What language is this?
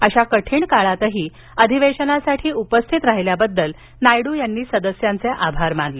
Marathi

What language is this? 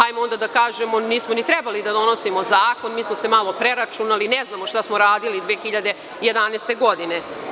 Serbian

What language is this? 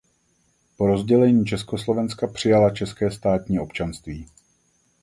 Czech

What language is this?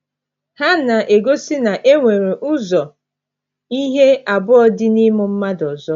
Igbo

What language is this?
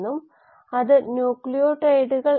Malayalam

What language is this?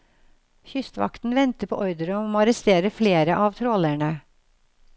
Norwegian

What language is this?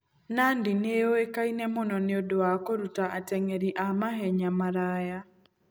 Kikuyu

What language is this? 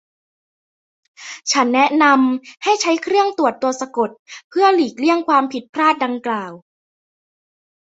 Thai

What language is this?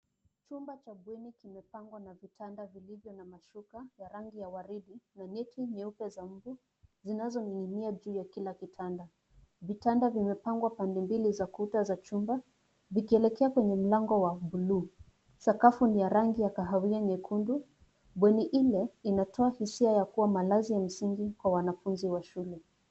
Swahili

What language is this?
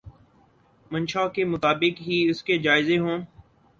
Urdu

